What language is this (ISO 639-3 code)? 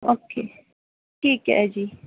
pan